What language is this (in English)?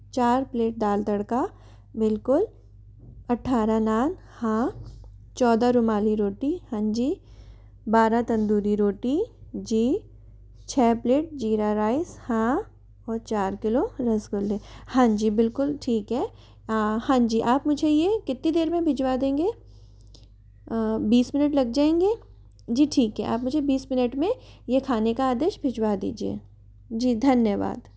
Hindi